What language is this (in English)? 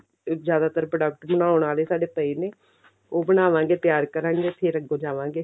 Punjabi